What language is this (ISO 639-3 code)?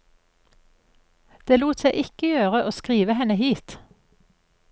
nor